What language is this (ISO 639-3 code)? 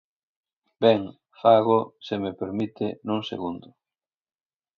glg